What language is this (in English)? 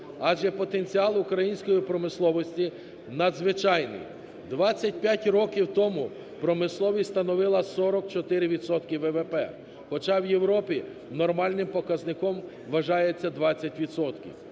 Ukrainian